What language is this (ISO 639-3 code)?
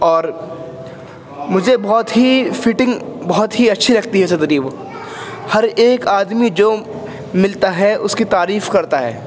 urd